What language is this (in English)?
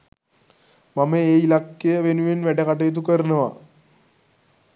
Sinhala